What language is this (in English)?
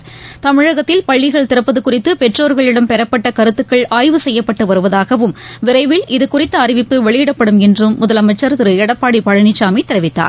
Tamil